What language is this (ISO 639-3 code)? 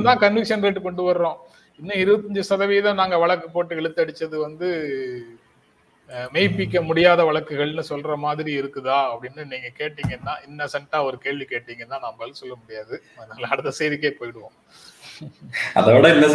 tam